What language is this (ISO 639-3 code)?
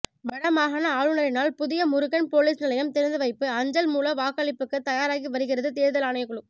tam